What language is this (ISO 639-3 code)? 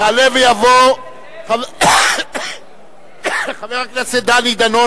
heb